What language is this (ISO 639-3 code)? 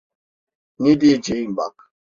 tur